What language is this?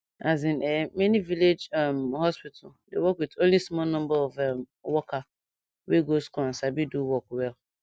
Nigerian Pidgin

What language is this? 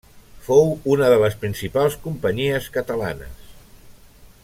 Catalan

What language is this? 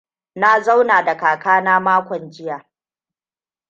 Hausa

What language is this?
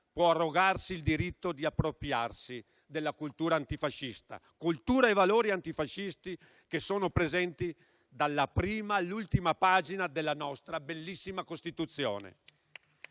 Italian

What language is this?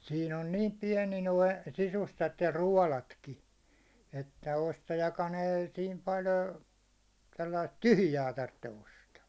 Finnish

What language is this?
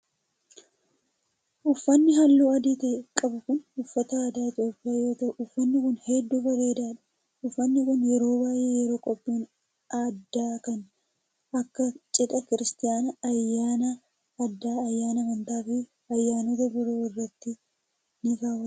Oromo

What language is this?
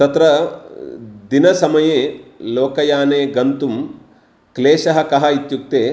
Sanskrit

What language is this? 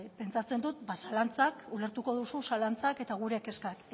Basque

